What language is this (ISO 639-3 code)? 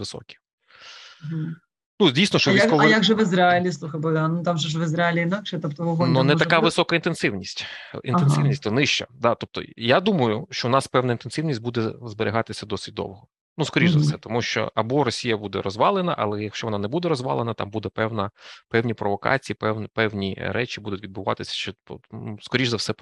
ukr